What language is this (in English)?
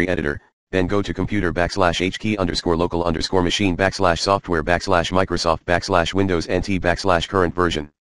English